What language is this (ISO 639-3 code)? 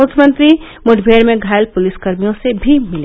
hin